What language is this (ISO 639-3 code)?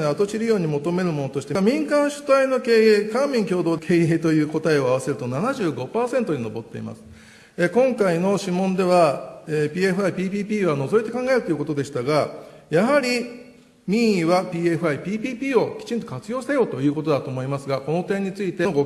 jpn